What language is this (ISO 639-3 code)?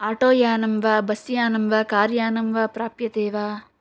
san